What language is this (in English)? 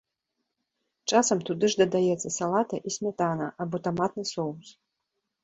Belarusian